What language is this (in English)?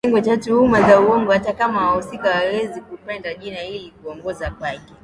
Swahili